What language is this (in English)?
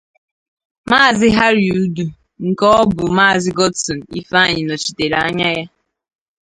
Igbo